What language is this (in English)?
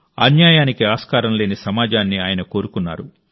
Telugu